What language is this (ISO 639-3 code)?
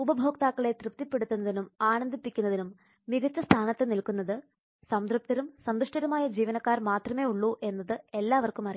mal